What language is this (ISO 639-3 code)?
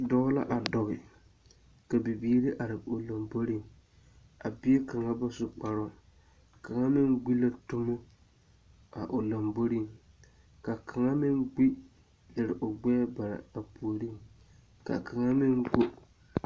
dga